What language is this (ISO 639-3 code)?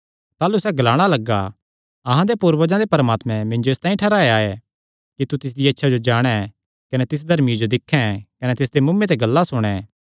xnr